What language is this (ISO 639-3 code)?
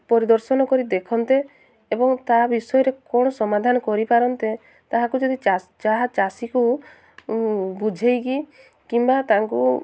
ori